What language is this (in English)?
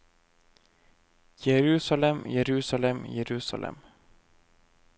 Norwegian